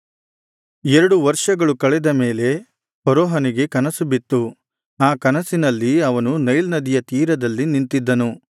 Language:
Kannada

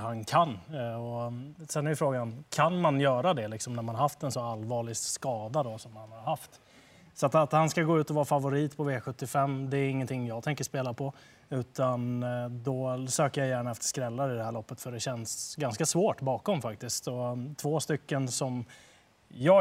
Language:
Swedish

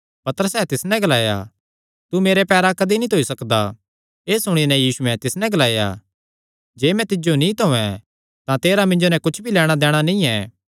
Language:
Kangri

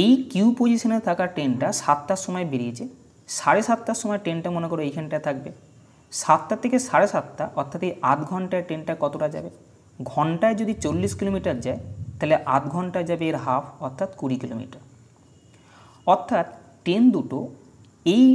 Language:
Bangla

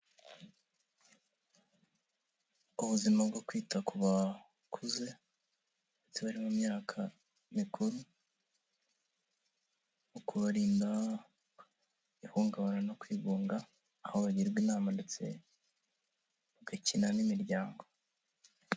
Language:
Kinyarwanda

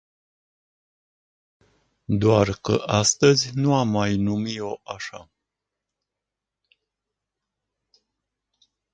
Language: Romanian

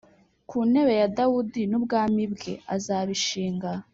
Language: Kinyarwanda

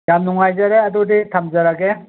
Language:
Manipuri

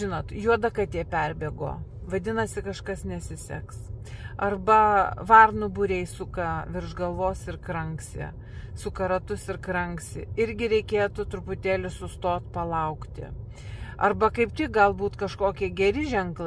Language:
Lithuanian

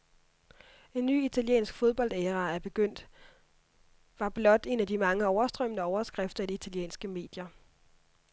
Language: Danish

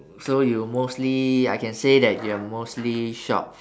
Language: English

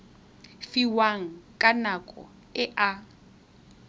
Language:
Tswana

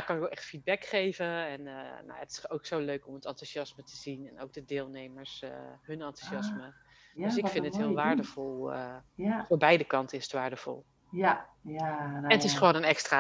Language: Dutch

